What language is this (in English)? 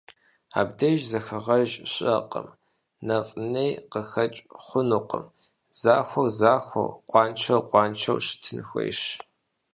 Kabardian